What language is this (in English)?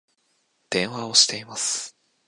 Japanese